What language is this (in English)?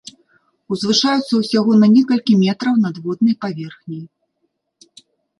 Belarusian